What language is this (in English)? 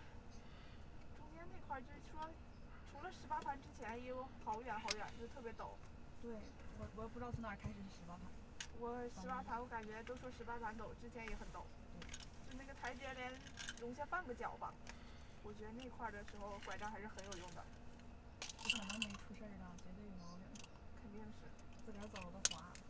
Chinese